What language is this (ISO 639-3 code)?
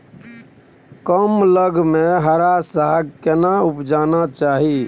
mai